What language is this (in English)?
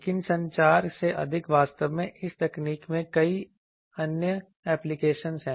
Hindi